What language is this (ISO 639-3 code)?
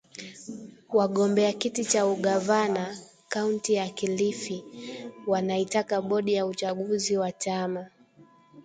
swa